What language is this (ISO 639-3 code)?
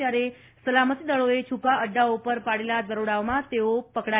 guj